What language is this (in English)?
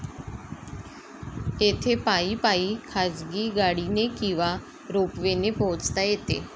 Marathi